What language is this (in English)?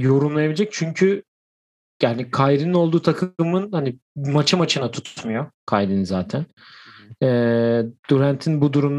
Turkish